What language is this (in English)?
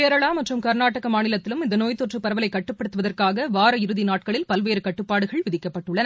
Tamil